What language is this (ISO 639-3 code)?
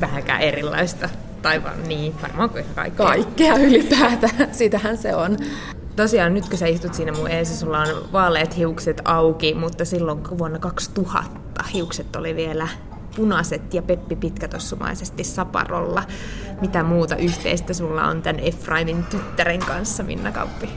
fin